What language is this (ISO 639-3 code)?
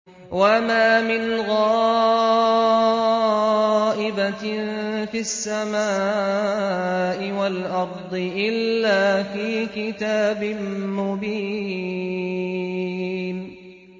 ara